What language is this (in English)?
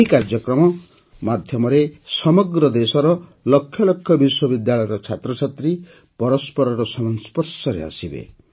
Odia